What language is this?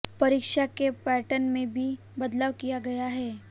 Hindi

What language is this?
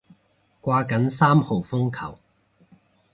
Cantonese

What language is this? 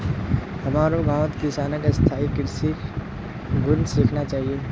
Magahi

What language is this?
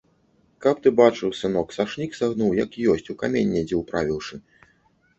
Belarusian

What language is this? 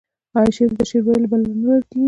Pashto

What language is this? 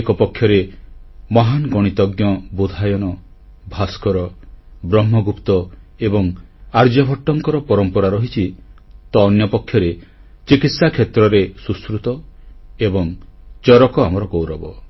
Odia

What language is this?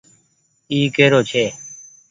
Goaria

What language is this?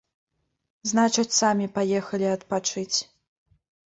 Belarusian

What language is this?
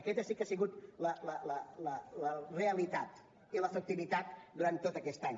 Catalan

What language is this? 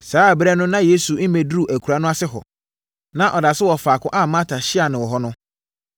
Akan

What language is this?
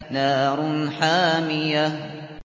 Arabic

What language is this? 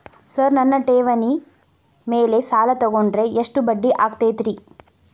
Kannada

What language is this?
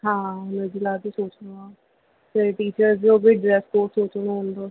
Sindhi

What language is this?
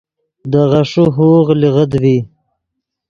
Yidgha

